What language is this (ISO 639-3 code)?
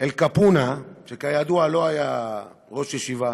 heb